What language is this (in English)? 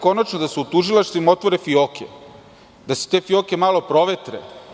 Serbian